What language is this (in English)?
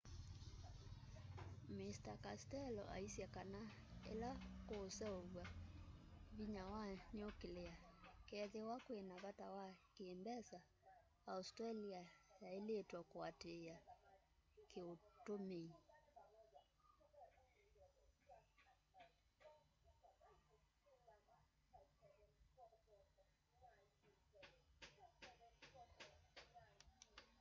Kamba